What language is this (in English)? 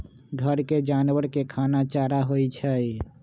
Magahi